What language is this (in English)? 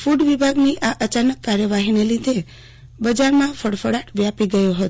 Gujarati